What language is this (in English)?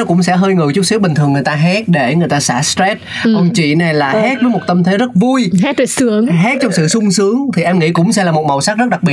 Vietnamese